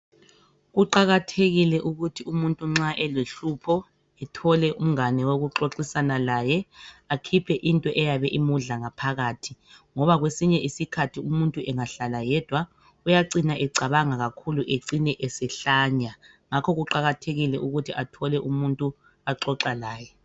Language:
North Ndebele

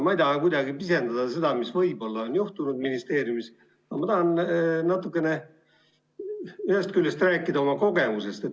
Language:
Estonian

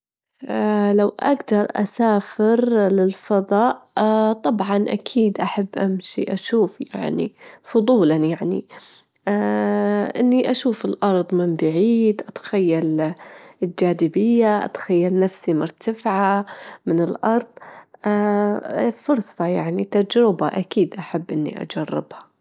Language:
Gulf Arabic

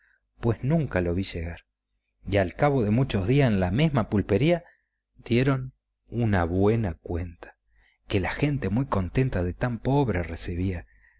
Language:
Spanish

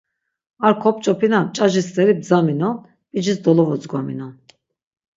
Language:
Laz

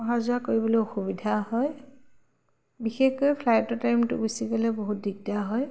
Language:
Assamese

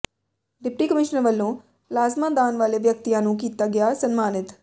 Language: Punjabi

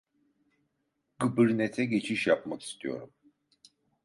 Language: Turkish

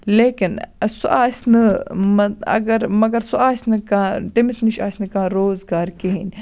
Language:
Kashmiri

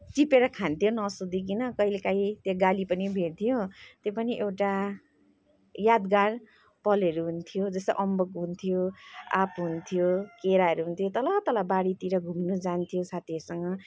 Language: Nepali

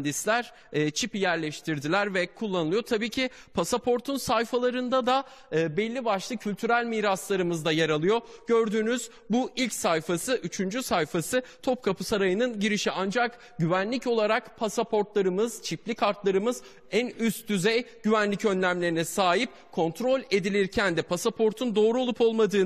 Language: Turkish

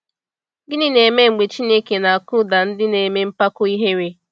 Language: Igbo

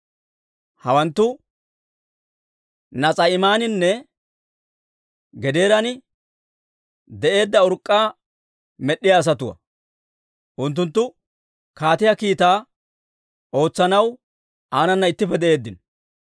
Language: Dawro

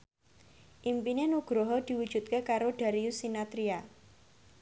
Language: Javanese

